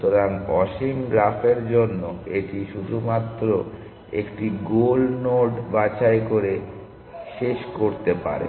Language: Bangla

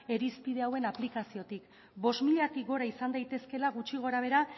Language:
Basque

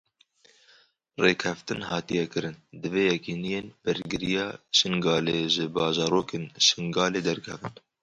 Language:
Kurdish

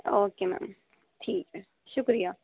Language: Urdu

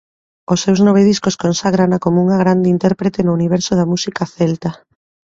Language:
Galician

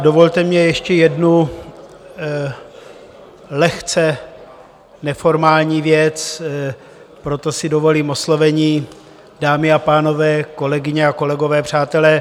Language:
Czech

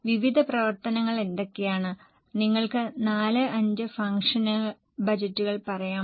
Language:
Malayalam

